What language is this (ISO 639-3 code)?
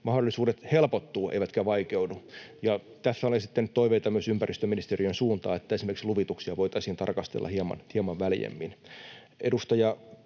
fin